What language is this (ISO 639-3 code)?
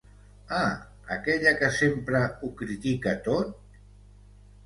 cat